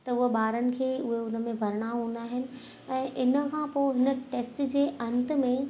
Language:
Sindhi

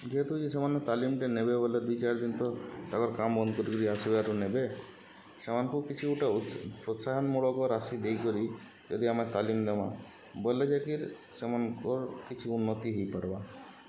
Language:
Odia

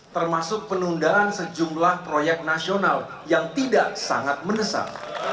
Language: Indonesian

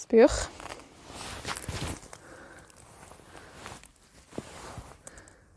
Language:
Welsh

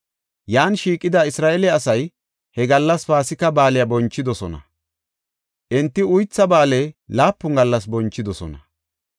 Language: Gofa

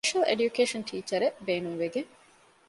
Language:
Divehi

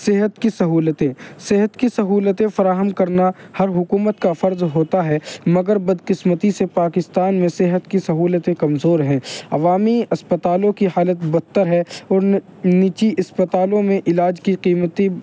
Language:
Urdu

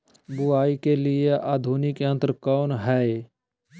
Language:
Magahi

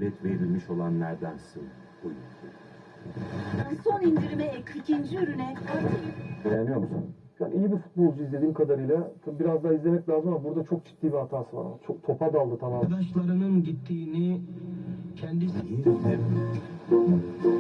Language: Turkish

